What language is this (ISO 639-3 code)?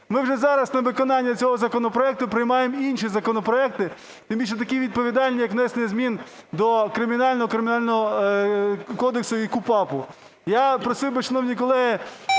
ukr